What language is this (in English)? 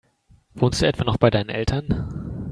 German